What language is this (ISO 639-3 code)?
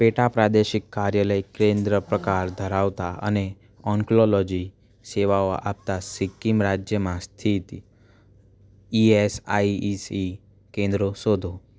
guj